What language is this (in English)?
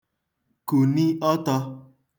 Igbo